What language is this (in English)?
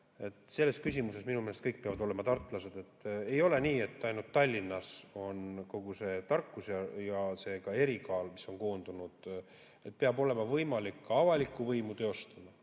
Estonian